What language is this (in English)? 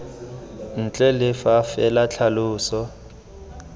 Tswana